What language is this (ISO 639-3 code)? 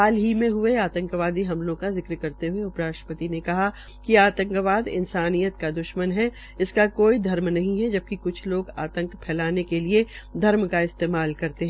hin